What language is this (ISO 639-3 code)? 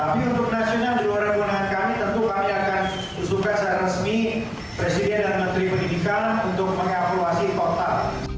ind